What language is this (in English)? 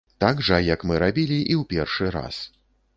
Belarusian